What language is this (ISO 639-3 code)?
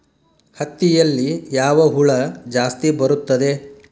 kan